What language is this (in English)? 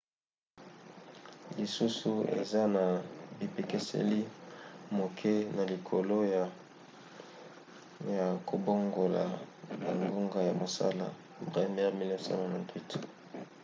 Lingala